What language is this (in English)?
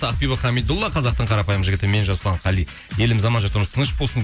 Kazakh